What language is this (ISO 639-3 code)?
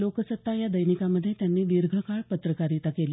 mar